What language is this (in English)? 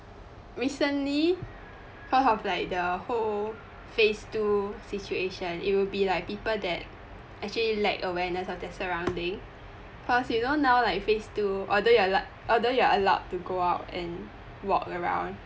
English